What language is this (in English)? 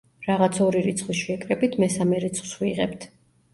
Georgian